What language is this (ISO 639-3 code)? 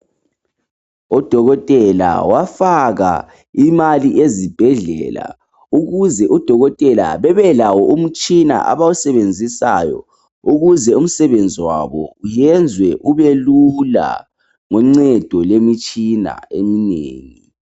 nde